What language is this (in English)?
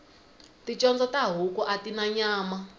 Tsonga